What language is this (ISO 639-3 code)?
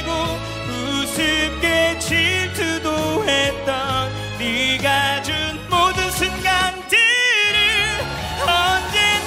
kor